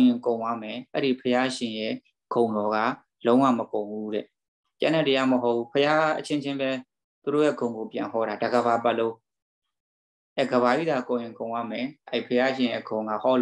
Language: Indonesian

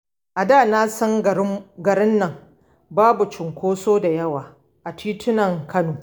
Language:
Hausa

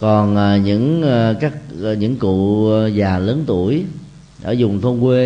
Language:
Vietnamese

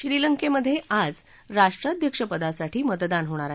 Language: Marathi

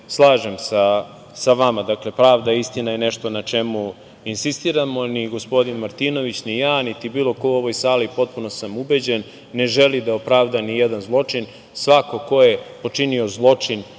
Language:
Serbian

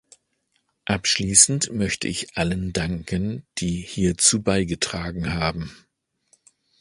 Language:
German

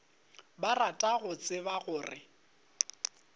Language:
Northern Sotho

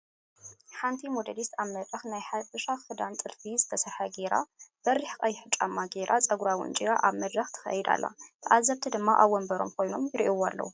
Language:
Tigrinya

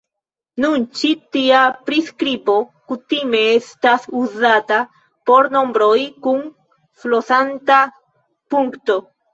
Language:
Esperanto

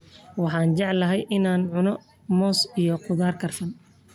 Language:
Somali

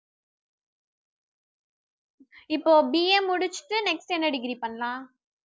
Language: Tamil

